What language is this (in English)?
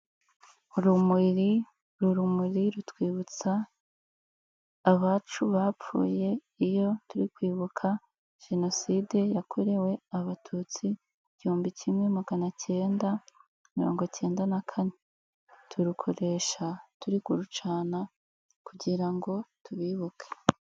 Kinyarwanda